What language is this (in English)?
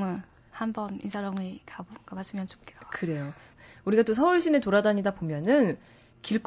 Korean